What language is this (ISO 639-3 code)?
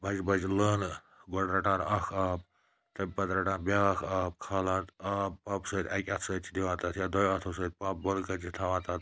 kas